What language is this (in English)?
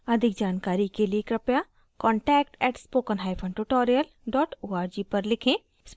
Hindi